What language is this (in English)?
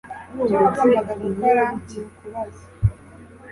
Kinyarwanda